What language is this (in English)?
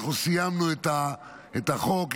Hebrew